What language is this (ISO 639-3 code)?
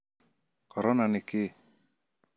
kik